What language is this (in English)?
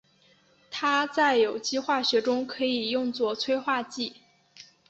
Chinese